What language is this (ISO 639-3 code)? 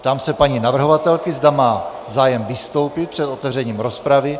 ces